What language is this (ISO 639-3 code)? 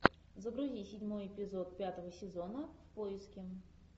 rus